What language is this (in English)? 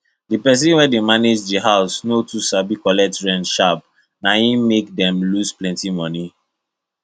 Nigerian Pidgin